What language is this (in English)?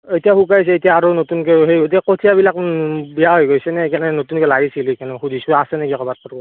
Assamese